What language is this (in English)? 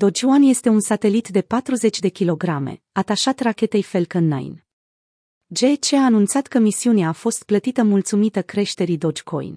Romanian